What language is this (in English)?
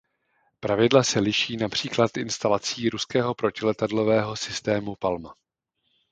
Czech